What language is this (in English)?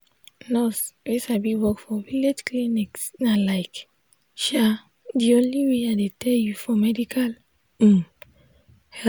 Nigerian Pidgin